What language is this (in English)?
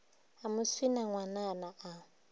Northern Sotho